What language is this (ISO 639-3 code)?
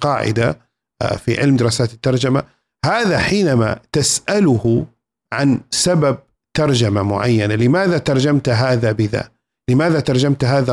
ara